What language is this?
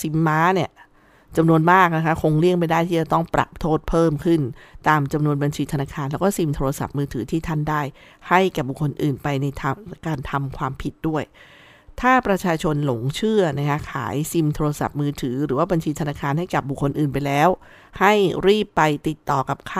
Thai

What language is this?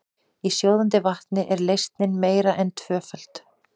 Icelandic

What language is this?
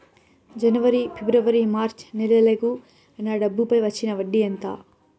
Telugu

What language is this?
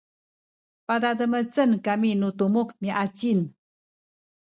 Sakizaya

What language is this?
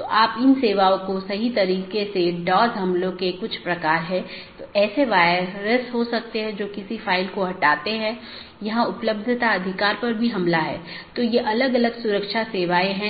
Hindi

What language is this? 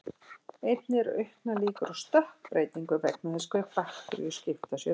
Icelandic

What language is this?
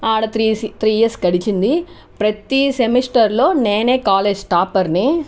Telugu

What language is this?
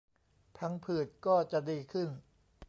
Thai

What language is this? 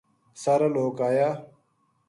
Gujari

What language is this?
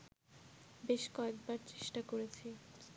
Bangla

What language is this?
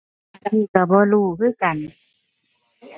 Thai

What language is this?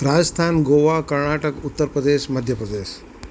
Gujarati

